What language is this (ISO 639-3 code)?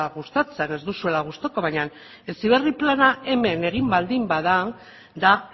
eus